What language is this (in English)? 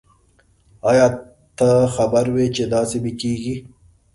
Pashto